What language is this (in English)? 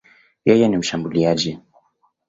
Swahili